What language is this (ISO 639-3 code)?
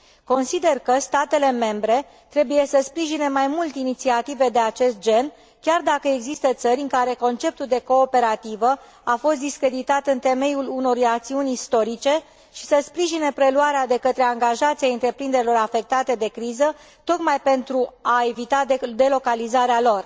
ron